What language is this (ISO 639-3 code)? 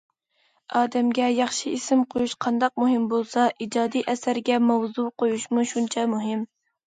uig